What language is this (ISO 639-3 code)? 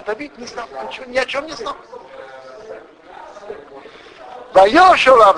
rus